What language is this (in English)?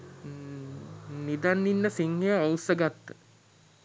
Sinhala